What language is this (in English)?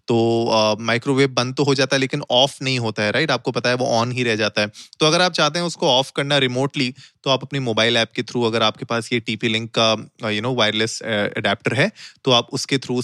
Hindi